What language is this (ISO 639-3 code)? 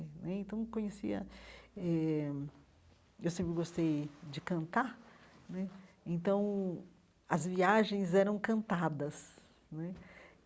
por